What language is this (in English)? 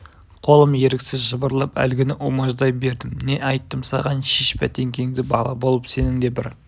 Kazakh